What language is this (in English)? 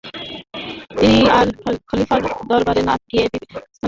Bangla